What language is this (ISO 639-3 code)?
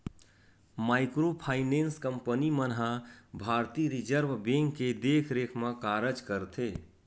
hne